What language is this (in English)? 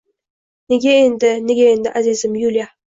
Uzbek